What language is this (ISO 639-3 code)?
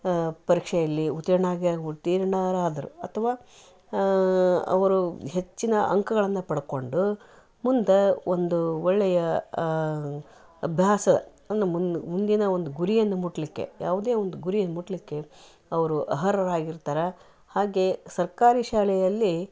kan